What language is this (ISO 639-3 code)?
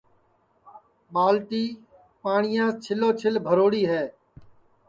ssi